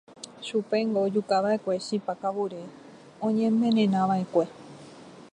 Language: Guarani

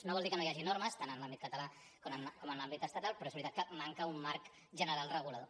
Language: Catalan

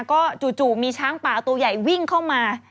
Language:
Thai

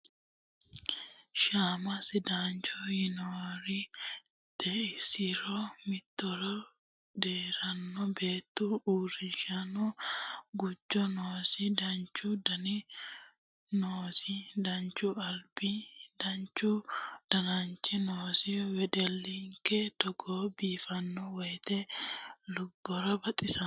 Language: Sidamo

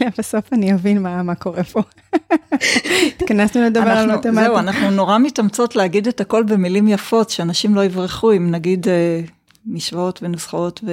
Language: Hebrew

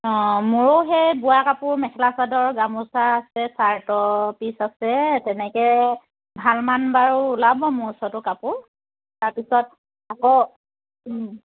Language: Assamese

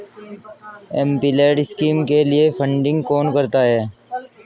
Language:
Hindi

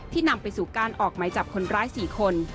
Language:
Thai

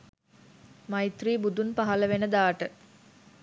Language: Sinhala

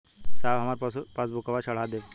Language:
Bhojpuri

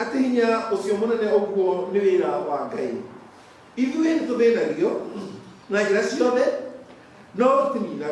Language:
Indonesian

